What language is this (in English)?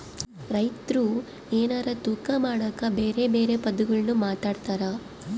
Kannada